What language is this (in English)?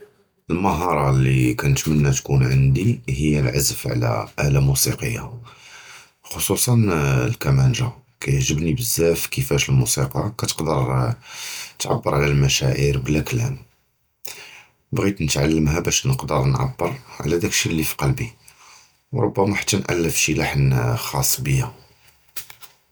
Judeo-Arabic